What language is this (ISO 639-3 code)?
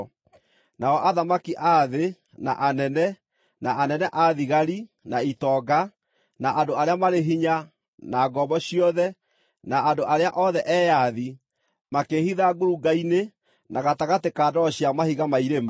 kik